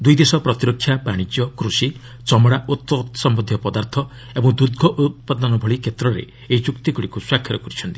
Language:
Odia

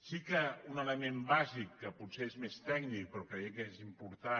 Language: Catalan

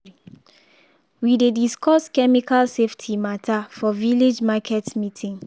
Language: Nigerian Pidgin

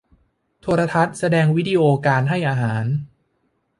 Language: Thai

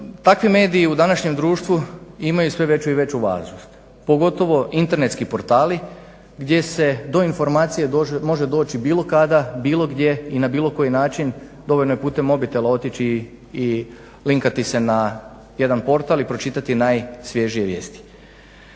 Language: Croatian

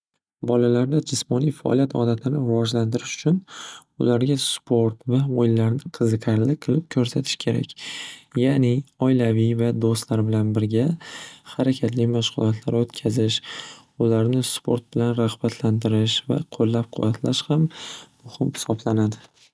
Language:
Uzbek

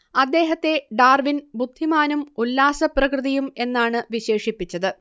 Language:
Malayalam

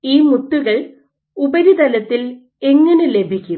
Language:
Malayalam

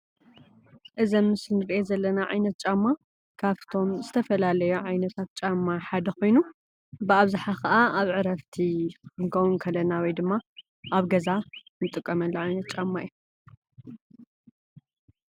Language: Tigrinya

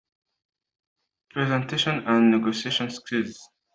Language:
Kinyarwanda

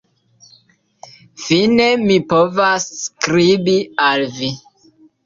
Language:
Esperanto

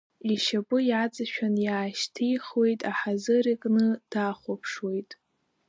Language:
Abkhazian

